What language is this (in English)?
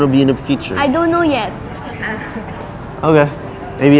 Thai